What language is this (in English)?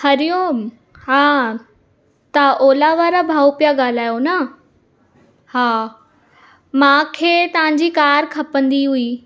Sindhi